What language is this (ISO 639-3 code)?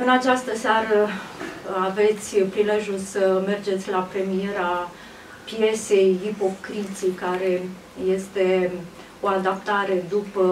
ron